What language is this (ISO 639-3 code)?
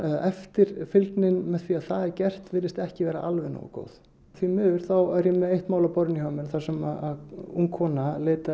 isl